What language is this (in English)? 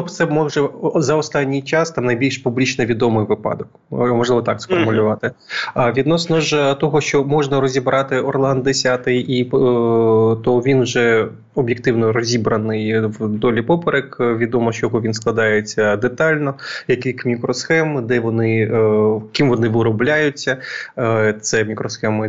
Ukrainian